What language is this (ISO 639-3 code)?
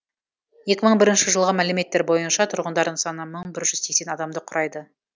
kaz